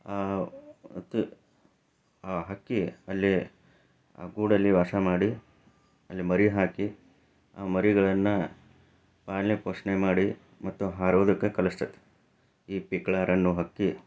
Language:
Kannada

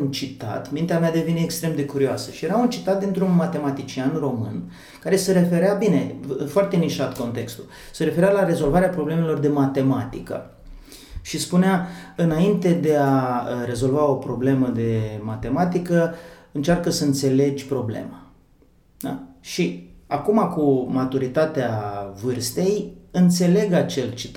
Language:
Romanian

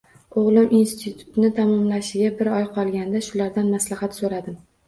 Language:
Uzbek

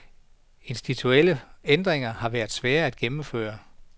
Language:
Danish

